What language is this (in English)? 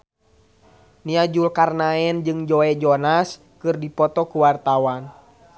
Sundanese